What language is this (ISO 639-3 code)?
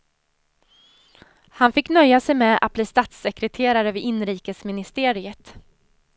swe